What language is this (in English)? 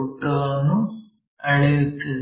Kannada